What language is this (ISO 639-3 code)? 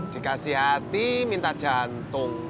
ind